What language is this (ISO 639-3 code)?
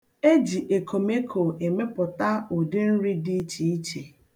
ibo